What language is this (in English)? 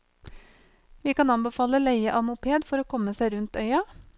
Norwegian